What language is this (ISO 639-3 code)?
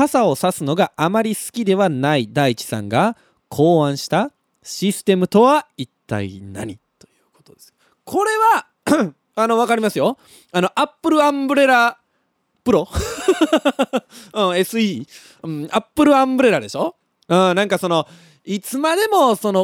jpn